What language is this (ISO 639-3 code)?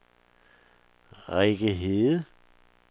dan